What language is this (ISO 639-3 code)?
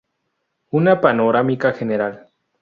spa